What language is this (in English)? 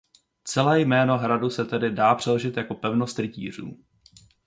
Czech